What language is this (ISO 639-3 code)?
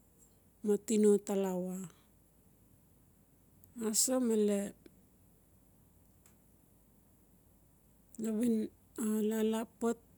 ncf